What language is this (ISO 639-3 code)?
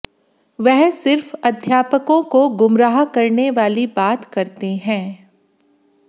hin